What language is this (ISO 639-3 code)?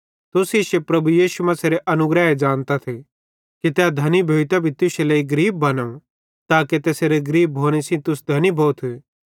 bhd